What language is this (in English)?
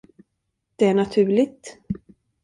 Swedish